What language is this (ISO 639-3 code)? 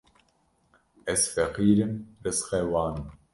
kur